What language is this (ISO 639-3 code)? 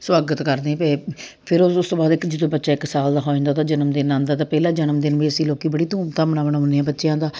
pan